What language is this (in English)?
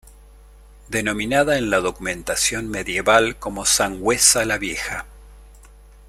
Spanish